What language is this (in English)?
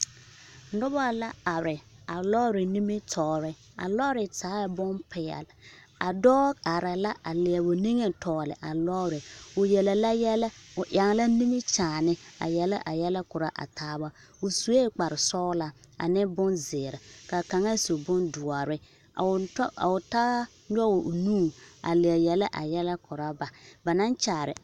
Southern Dagaare